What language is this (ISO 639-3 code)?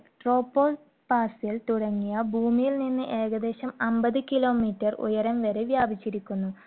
mal